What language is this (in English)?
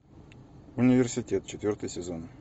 Russian